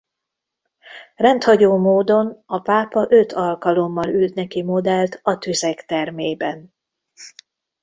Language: Hungarian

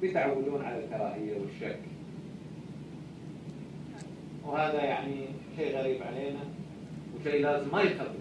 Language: Arabic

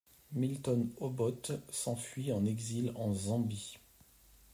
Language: French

